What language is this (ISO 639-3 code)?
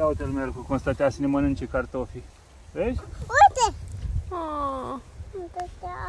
ron